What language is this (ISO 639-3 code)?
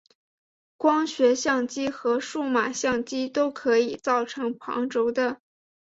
zho